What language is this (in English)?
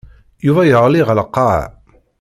Kabyle